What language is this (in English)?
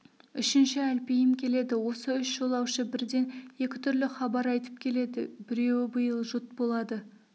Kazakh